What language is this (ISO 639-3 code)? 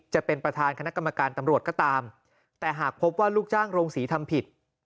tha